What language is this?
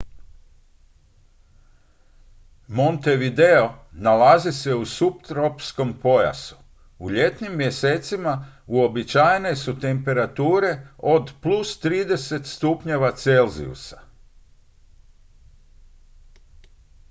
Croatian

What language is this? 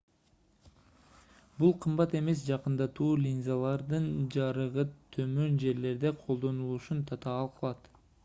Kyrgyz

